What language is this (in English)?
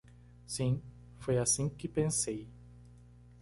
Portuguese